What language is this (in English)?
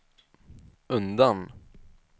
Swedish